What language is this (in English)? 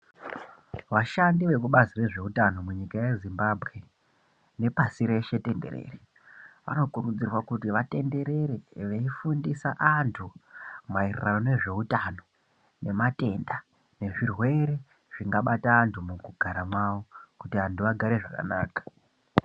Ndau